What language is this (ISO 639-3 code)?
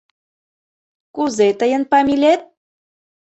chm